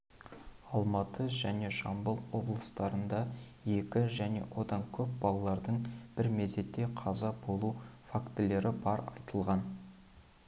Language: Kazakh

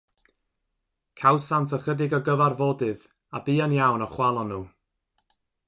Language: Welsh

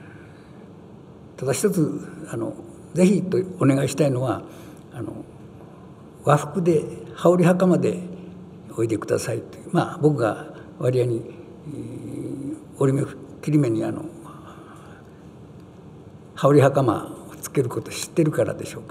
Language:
Japanese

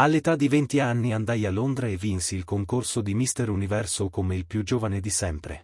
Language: Italian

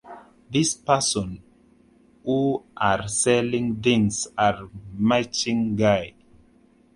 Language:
Swahili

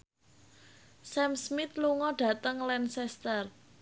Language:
Javanese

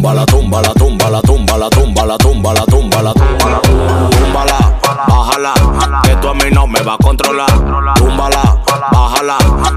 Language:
Spanish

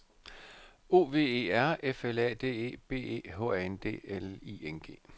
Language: Danish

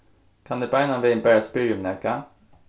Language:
Faroese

